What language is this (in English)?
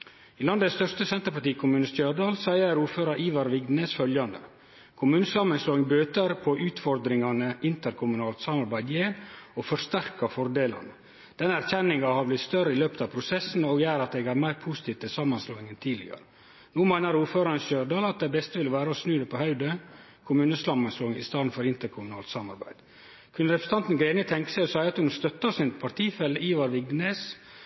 Norwegian Nynorsk